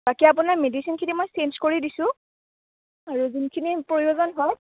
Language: Assamese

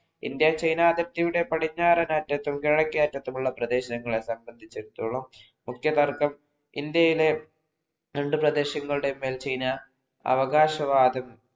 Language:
Malayalam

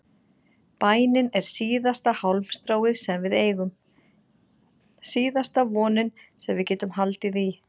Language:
Icelandic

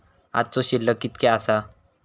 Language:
Marathi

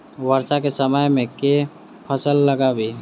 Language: Maithili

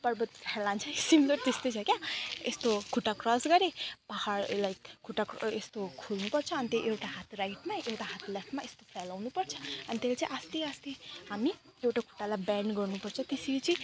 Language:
Nepali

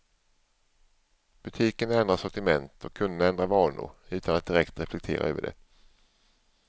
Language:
Swedish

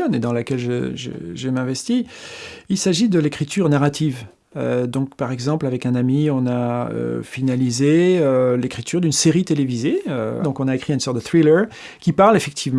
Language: French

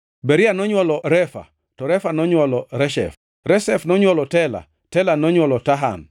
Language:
Luo (Kenya and Tanzania)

